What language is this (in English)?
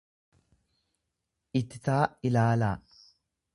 Oromo